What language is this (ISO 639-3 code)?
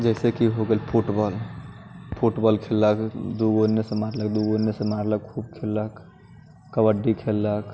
mai